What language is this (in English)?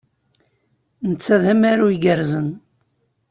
Kabyle